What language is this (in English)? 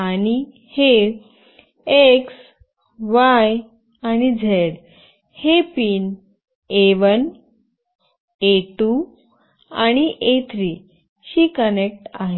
Marathi